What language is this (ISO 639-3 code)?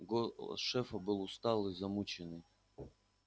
rus